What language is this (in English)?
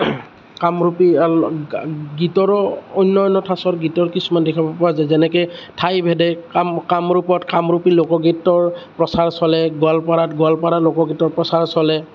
Assamese